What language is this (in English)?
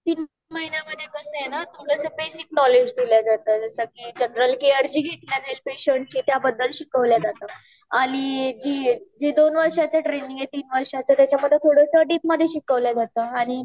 Marathi